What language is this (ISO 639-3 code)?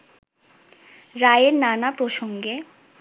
ben